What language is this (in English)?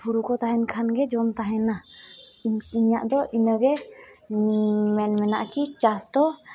Santali